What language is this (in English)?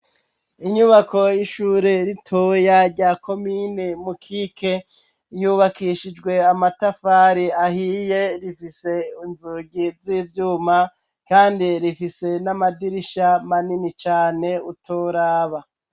Rundi